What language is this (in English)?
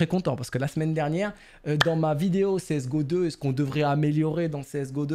French